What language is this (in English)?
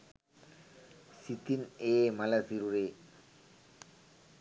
Sinhala